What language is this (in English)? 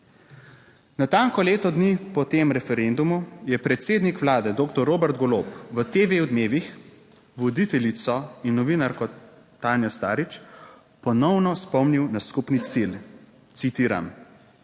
Slovenian